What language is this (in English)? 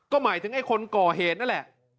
Thai